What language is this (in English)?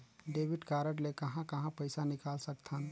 Chhattisgarhi